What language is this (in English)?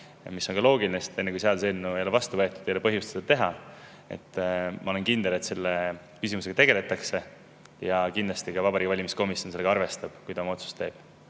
Estonian